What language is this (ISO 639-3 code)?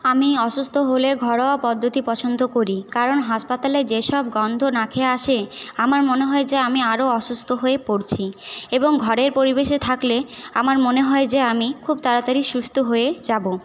ben